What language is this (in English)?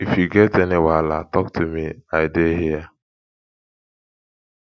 Nigerian Pidgin